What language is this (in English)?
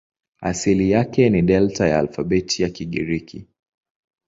Swahili